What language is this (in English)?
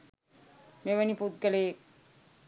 Sinhala